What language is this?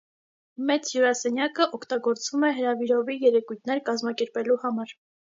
Armenian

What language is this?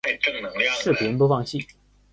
Chinese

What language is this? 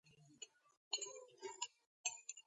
Georgian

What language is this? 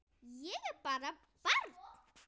Icelandic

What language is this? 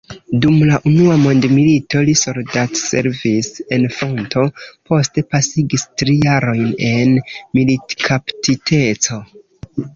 Esperanto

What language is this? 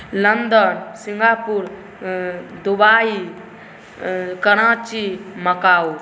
Maithili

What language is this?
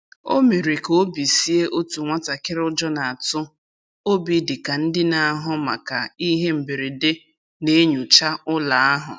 Igbo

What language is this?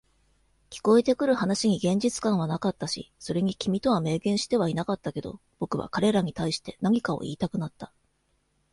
Japanese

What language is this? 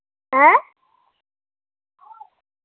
Dogri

